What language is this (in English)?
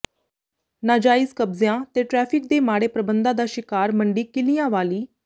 Punjabi